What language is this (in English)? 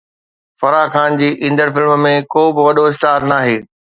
Sindhi